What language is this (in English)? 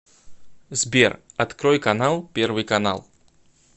Russian